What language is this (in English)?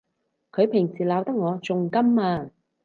Cantonese